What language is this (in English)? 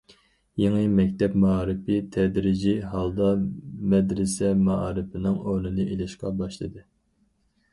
Uyghur